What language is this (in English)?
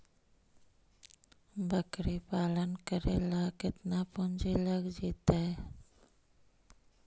Magahi